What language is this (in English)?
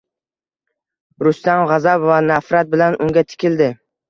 Uzbek